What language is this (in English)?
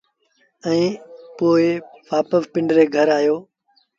Sindhi Bhil